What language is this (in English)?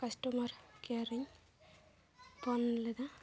Santali